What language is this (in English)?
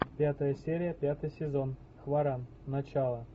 Russian